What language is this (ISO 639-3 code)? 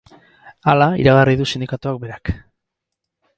eus